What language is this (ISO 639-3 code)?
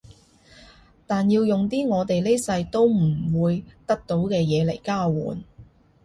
yue